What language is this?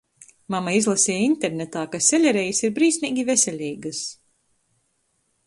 Latgalian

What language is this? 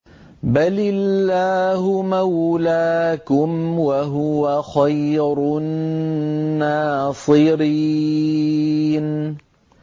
Arabic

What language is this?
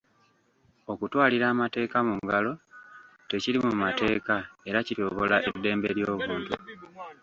Ganda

